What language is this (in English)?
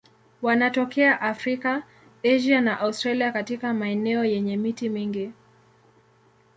Swahili